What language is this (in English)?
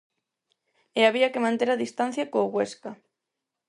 Galician